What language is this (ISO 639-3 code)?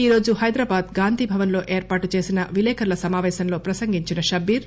tel